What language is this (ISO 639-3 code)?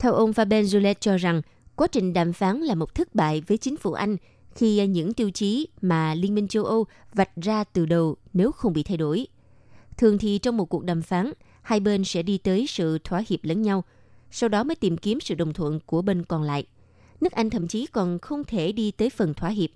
vie